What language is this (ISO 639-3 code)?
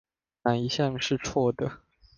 zho